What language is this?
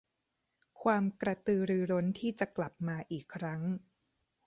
Thai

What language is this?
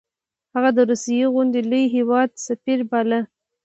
Pashto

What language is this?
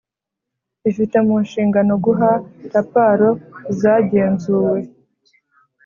Kinyarwanda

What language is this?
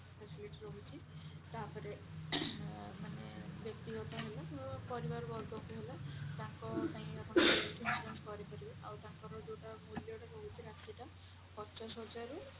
Odia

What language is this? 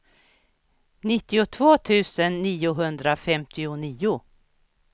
Swedish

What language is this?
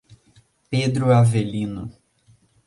Portuguese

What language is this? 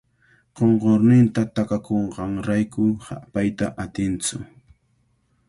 Cajatambo North Lima Quechua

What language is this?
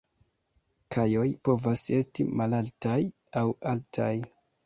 Esperanto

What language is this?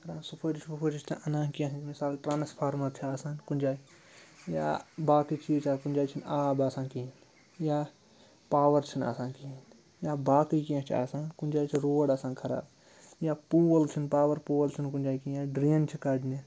Kashmiri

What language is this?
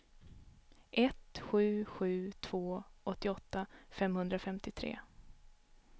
Swedish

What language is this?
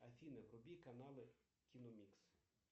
Russian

